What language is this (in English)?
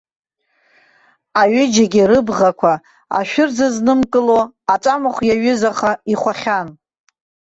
Abkhazian